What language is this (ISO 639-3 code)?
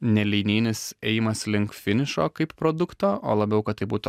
lit